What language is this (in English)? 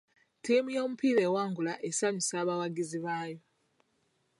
Ganda